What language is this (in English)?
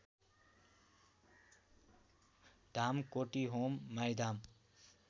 Nepali